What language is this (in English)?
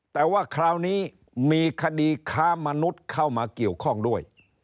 Thai